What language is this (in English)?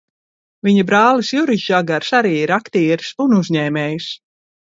Latvian